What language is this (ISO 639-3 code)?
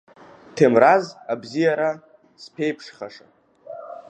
abk